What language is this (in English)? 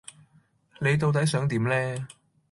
Cantonese